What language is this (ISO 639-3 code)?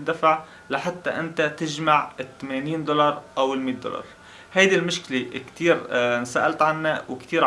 ara